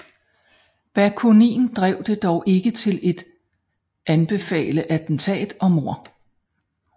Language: Danish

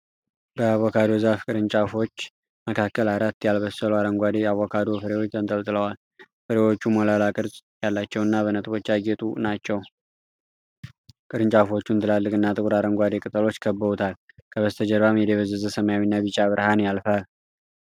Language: Amharic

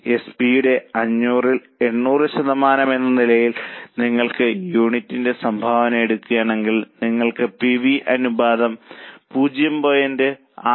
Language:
Malayalam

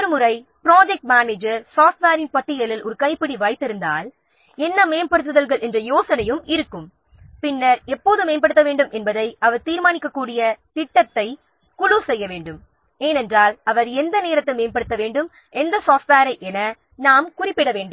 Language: Tamil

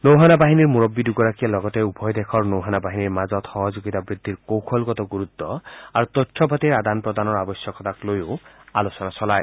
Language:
Assamese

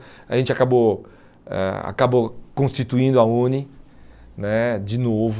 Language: Portuguese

